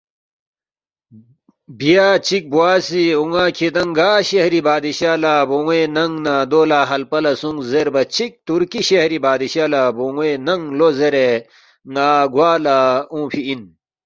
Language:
Balti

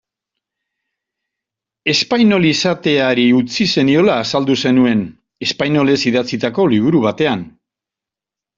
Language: Basque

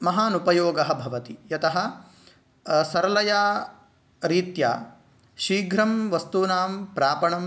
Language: Sanskrit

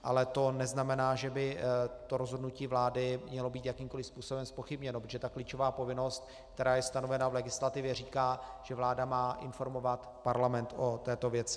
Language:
Czech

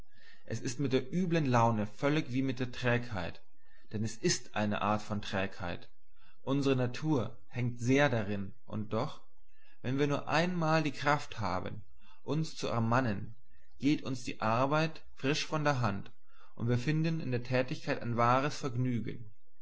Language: German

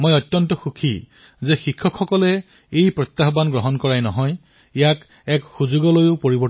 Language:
Assamese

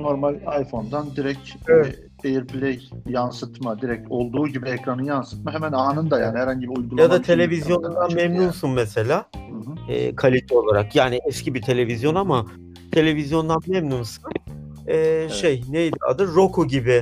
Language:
Turkish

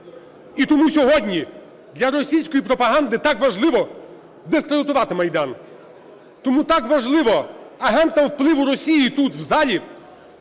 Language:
Ukrainian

